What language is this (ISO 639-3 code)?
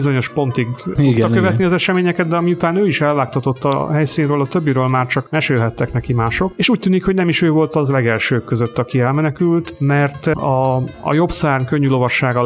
hun